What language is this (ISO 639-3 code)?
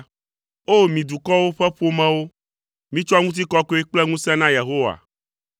ewe